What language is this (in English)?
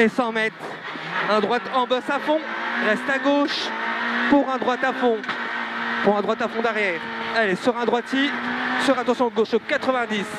French